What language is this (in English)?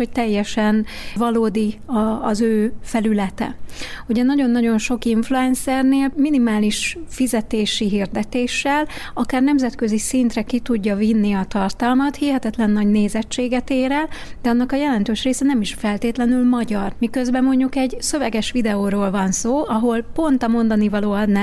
Hungarian